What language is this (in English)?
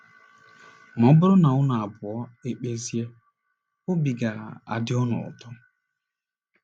Igbo